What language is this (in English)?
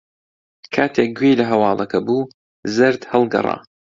Central Kurdish